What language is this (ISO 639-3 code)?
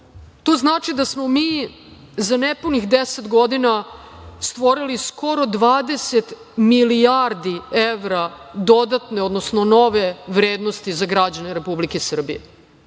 srp